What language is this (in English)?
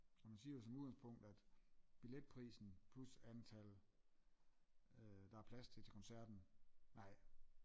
Danish